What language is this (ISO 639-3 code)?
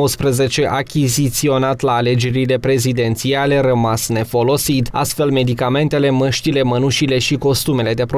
ron